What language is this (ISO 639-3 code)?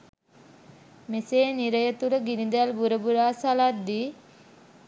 sin